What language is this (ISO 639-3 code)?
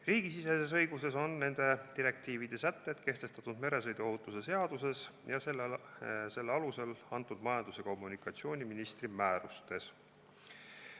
est